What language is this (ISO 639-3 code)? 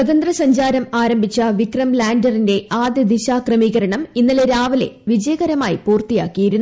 mal